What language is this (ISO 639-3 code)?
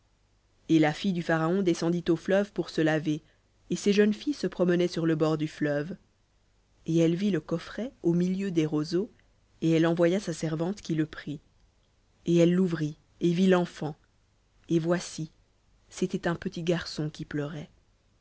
fra